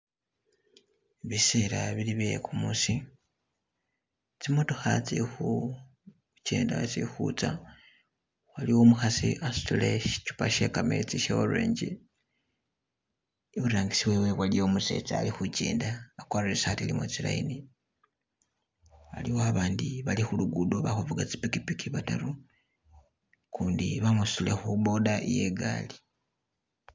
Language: Masaaba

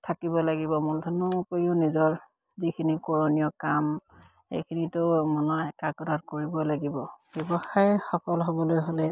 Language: Assamese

